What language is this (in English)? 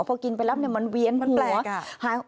Thai